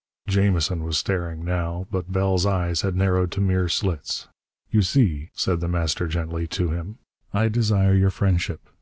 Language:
English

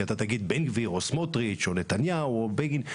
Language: Hebrew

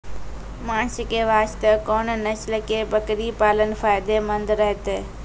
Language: Maithili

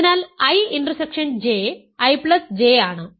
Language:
Malayalam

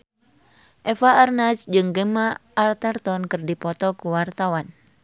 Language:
Sundanese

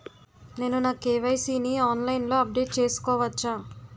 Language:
Telugu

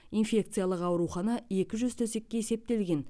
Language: Kazakh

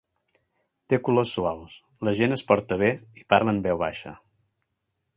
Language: Catalan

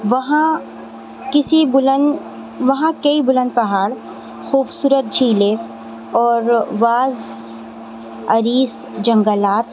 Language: Urdu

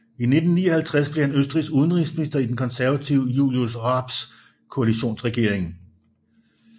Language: Danish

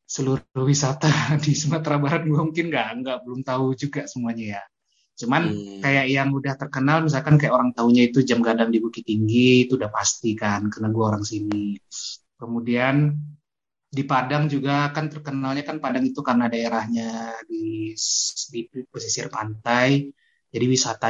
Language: Indonesian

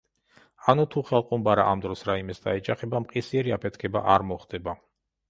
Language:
Georgian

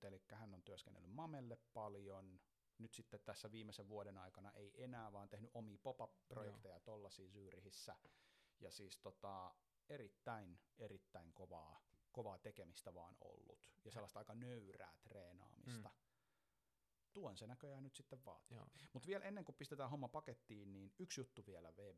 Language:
Finnish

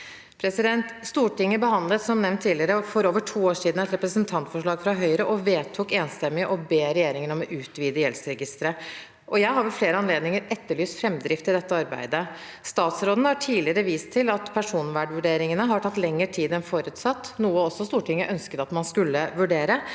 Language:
Norwegian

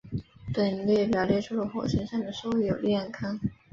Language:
Chinese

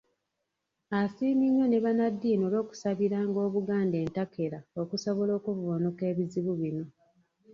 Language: Ganda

